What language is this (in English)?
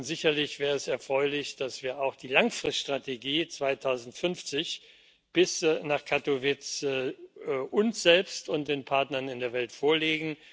German